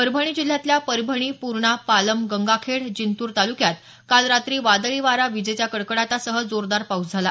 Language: Marathi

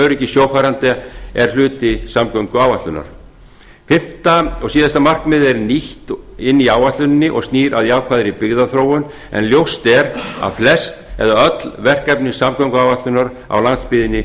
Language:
Icelandic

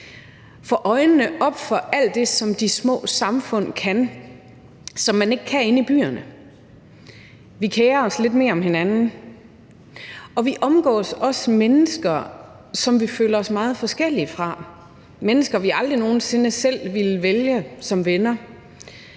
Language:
Danish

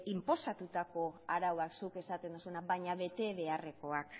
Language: Basque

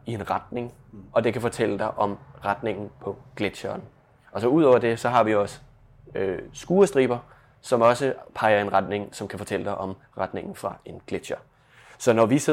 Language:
Danish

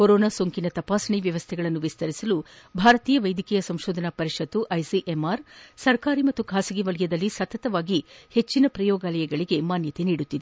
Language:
Kannada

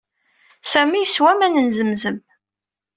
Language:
Kabyle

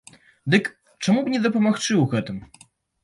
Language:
Belarusian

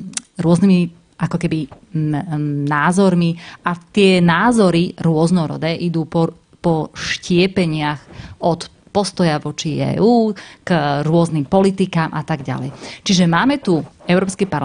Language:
Slovak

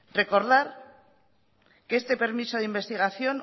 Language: Spanish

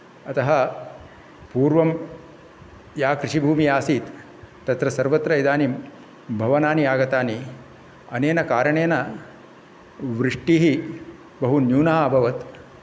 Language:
Sanskrit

